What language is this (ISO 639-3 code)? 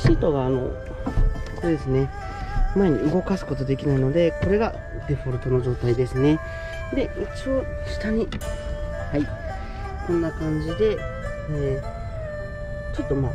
jpn